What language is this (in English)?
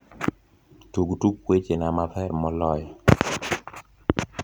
Luo (Kenya and Tanzania)